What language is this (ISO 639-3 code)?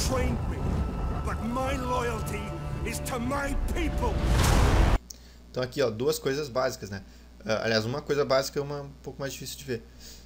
por